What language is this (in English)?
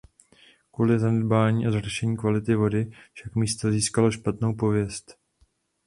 Czech